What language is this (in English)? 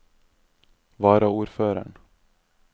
Norwegian